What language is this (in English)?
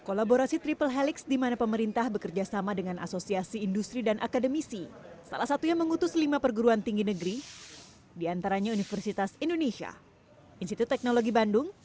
Indonesian